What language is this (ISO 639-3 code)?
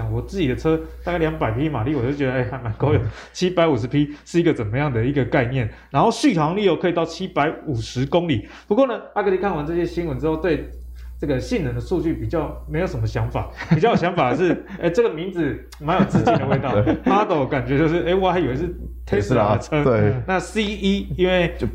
zho